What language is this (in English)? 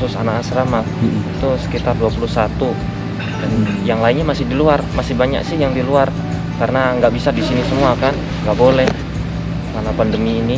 Indonesian